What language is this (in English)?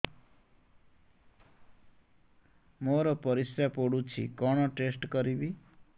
Odia